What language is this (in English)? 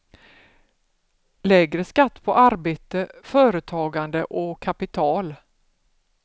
Swedish